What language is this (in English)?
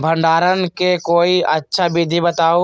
Magahi